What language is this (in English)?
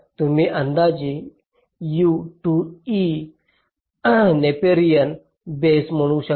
Marathi